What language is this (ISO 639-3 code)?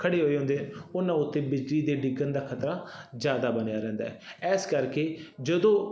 pan